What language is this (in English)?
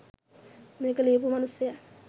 Sinhala